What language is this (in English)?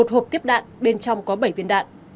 Vietnamese